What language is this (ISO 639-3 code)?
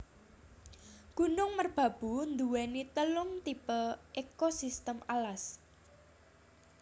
jav